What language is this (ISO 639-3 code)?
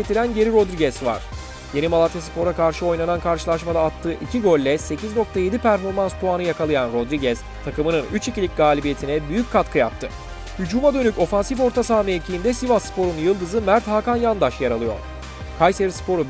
tur